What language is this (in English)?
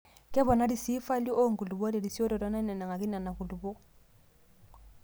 Masai